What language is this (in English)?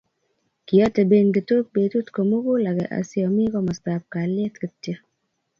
Kalenjin